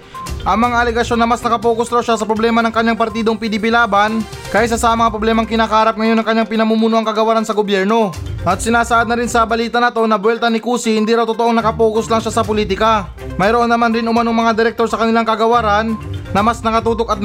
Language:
Filipino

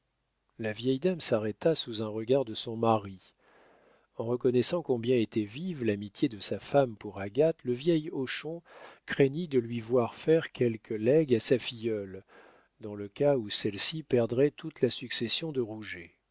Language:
French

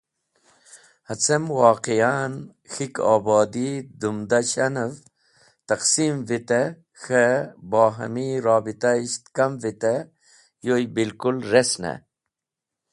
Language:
Wakhi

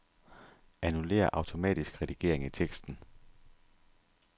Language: Danish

